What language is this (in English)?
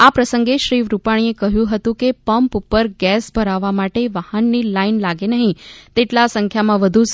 Gujarati